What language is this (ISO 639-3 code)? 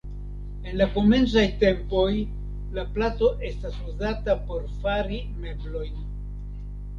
epo